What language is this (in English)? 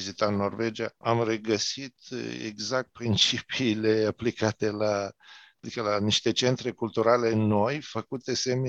Romanian